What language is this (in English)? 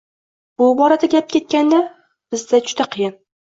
Uzbek